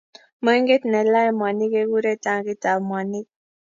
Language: Kalenjin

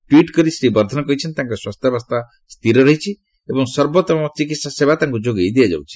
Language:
Odia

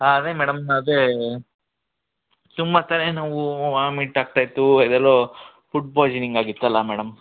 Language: Kannada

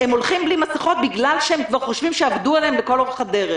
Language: Hebrew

